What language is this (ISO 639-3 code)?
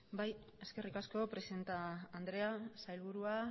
eus